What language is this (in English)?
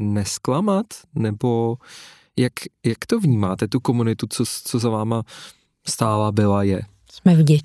Czech